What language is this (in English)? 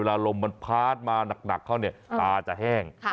Thai